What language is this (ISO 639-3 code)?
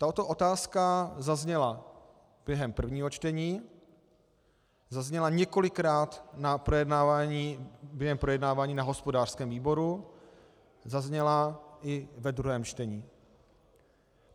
ces